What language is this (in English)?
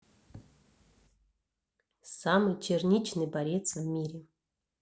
Russian